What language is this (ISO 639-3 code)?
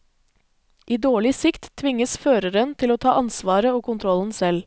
nor